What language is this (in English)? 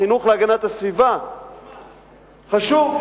Hebrew